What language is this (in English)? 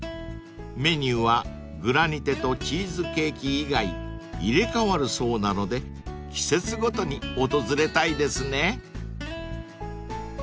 Japanese